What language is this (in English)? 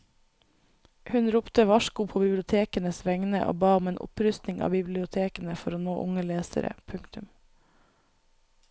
Norwegian